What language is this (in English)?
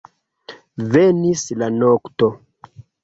Esperanto